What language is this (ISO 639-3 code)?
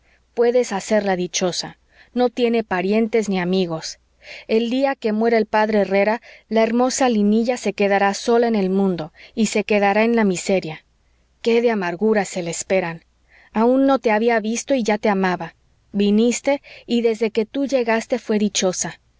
spa